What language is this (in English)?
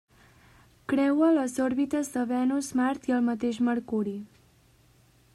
Catalan